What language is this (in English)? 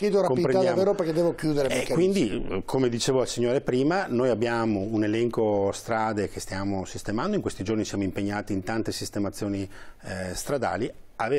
Italian